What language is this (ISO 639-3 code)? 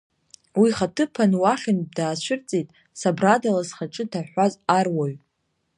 abk